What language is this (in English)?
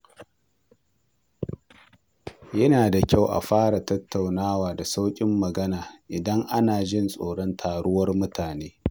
Hausa